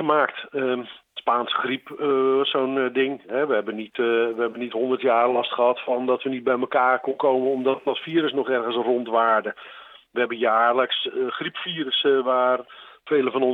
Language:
Dutch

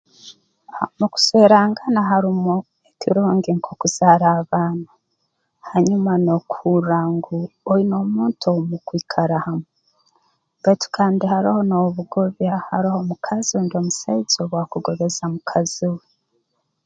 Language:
Tooro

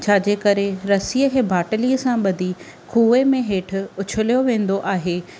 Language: Sindhi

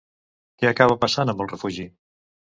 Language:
Catalan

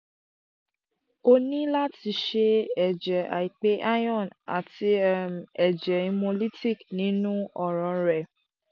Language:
Yoruba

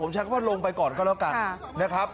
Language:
Thai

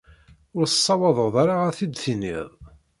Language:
Kabyle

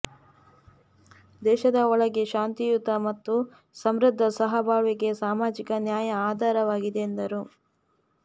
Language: Kannada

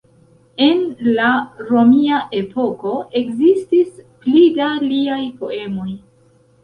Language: Esperanto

